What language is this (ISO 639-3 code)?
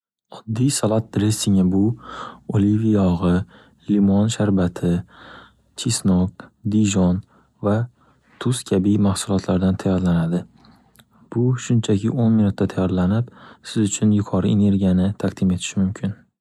uzb